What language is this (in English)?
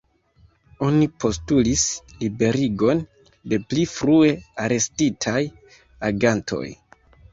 Esperanto